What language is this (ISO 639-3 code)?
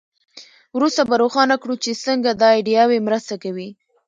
pus